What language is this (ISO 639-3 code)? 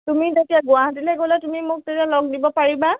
asm